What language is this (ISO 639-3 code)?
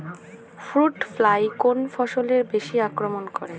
ben